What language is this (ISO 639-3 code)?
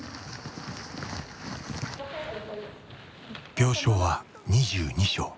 jpn